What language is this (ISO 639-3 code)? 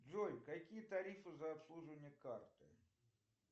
rus